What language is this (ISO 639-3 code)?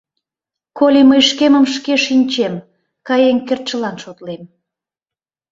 chm